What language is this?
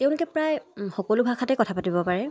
Assamese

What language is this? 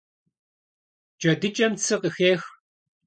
Kabardian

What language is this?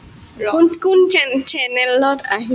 Assamese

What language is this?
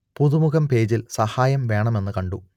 Malayalam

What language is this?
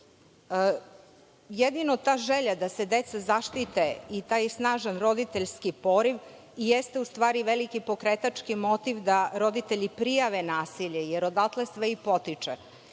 Serbian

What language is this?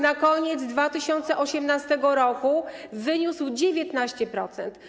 Polish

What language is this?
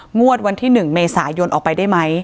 Thai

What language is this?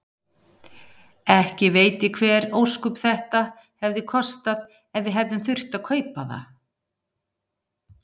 Icelandic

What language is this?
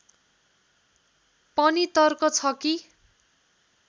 Nepali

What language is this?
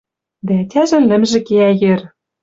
Western Mari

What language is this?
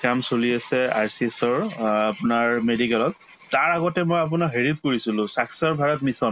Assamese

